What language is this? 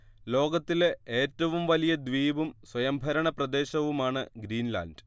Malayalam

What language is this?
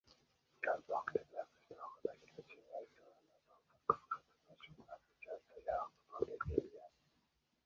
Uzbek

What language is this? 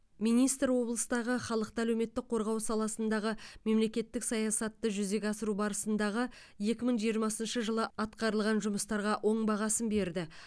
Kazakh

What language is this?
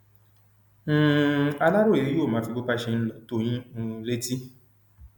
Yoruba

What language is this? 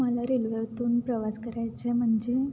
Marathi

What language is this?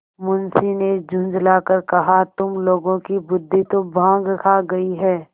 Hindi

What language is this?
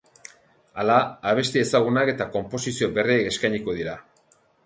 Basque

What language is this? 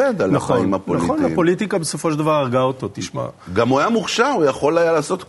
Hebrew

